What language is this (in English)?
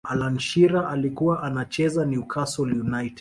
Swahili